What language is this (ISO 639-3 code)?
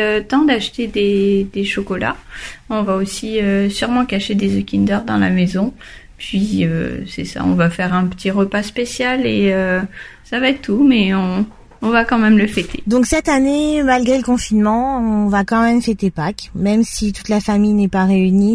fra